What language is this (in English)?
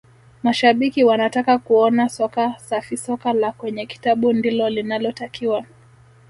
Swahili